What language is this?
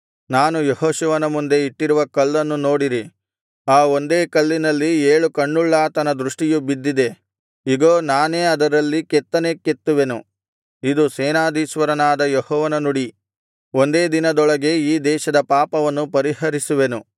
Kannada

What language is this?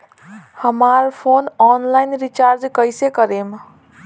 Bhojpuri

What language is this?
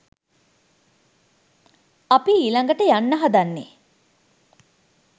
Sinhala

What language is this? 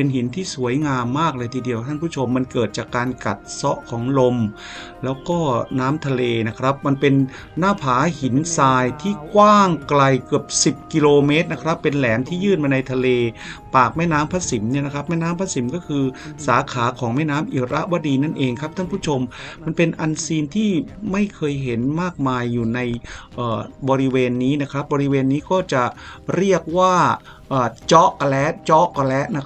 Thai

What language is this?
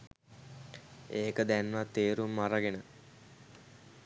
Sinhala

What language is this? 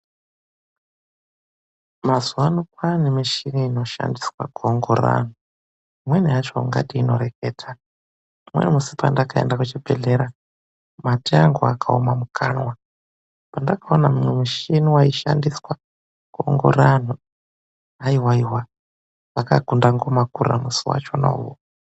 Ndau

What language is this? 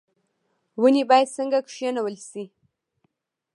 Pashto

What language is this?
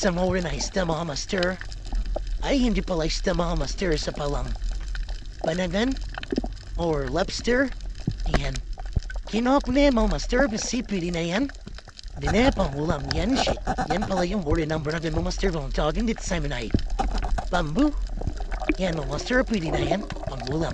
Filipino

